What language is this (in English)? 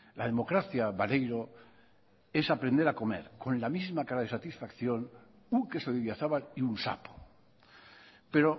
Spanish